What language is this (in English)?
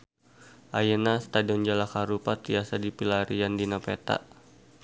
Sundanese